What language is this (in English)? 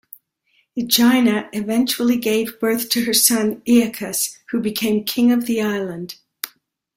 English